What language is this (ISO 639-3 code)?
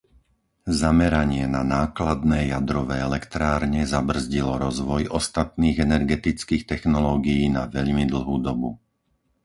slk